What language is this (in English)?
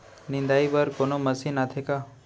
Chhattisgarhi